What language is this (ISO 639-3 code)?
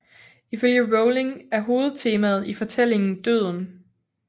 dan